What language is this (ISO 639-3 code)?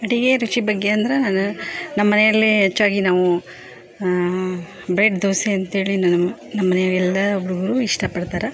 kan